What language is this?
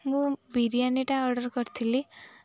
Odia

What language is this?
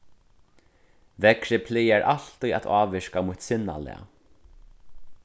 Faroese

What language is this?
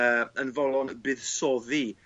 Welsh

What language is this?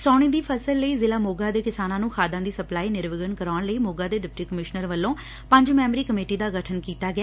Punjabi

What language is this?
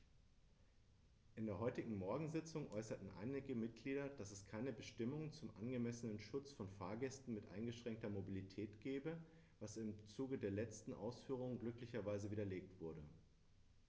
German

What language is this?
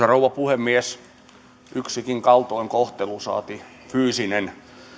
Finnish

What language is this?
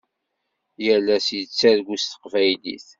Kabyle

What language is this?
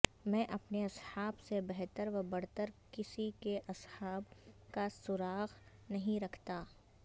Urdu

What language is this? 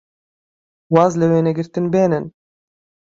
Central Kurdish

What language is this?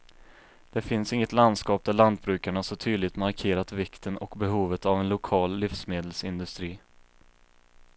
Swedish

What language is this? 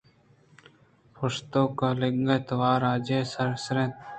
Eastern Balochi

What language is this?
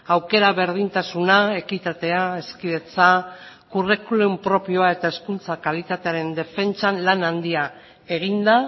Basque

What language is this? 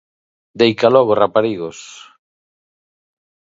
Galician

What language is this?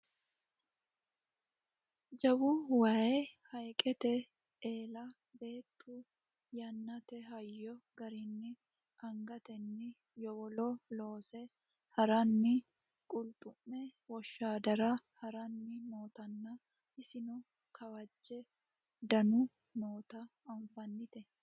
Sidamo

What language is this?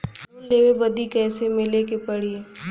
Bhojpuri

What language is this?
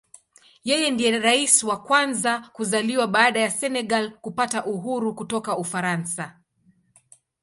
Swahili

